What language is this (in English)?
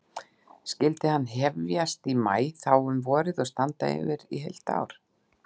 Icelandic